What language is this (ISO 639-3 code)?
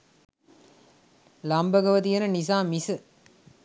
sin